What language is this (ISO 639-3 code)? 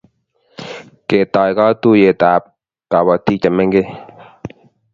kln